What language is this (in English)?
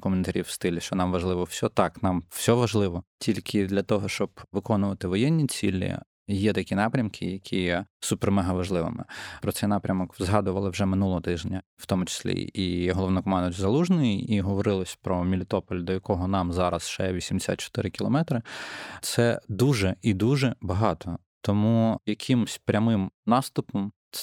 Ukrainian